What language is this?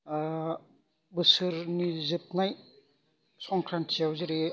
Bodo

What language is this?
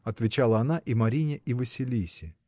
Russian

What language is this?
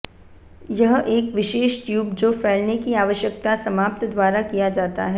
Hindi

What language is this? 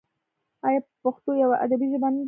Pashto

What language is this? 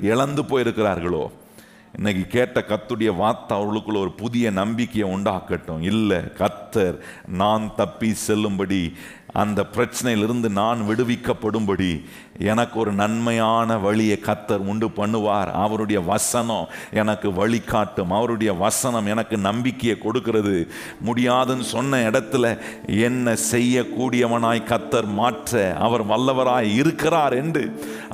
Tamil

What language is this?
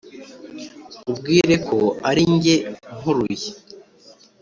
Kinyarwanda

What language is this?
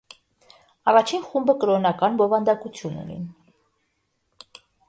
Armenian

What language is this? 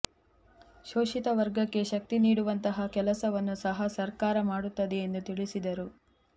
Kannada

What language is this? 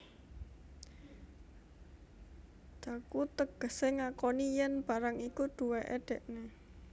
Javanese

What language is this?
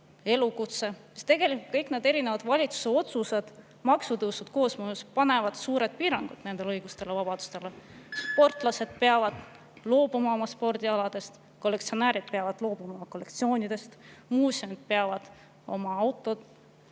Estonian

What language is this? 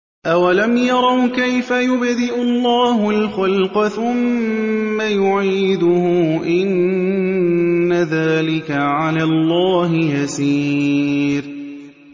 Arabic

